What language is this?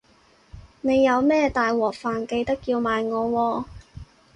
Cantonese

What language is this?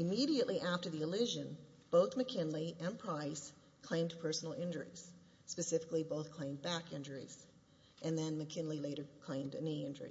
English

